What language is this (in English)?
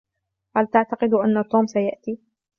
Arabic